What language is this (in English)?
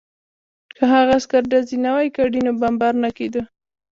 Pashto